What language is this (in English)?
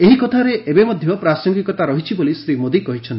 Odia